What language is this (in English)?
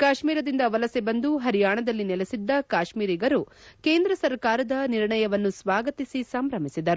Kannada